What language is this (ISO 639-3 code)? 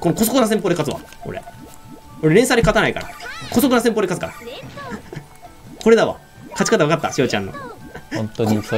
jpn